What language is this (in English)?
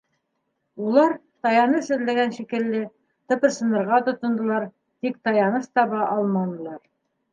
Bashkir